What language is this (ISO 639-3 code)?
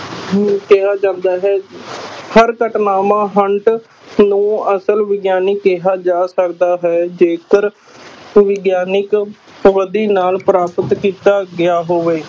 pan